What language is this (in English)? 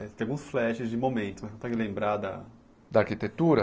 Portuguese